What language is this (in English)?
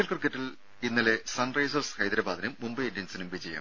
Malayalam